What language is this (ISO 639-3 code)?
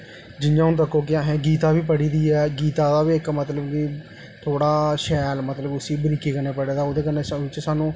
doi